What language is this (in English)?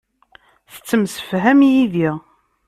Kabyle